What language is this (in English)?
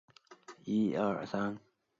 Chinese